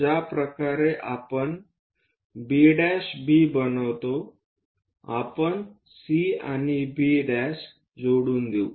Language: Marathi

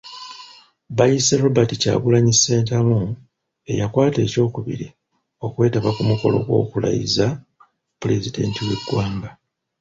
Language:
Ganda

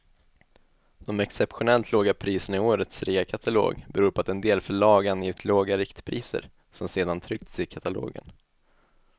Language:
Swedish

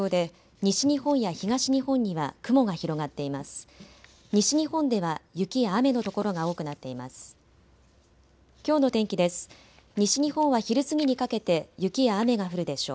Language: Japanese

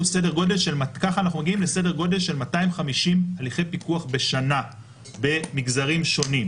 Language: Hebrew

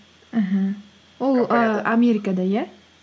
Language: Kazakh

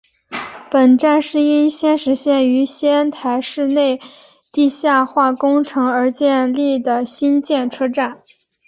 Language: Chinese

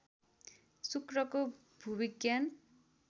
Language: Nepali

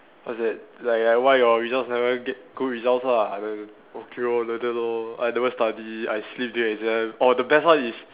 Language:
English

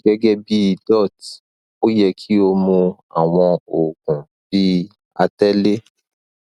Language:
Yoruba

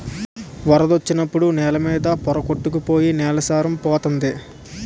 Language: Telugu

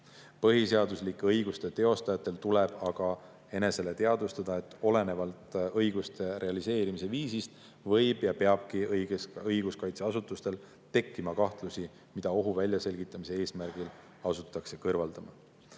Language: Estonian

